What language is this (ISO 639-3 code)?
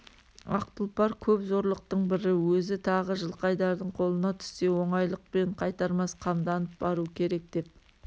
kaz